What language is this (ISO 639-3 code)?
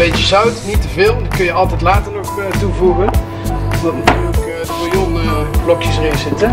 nld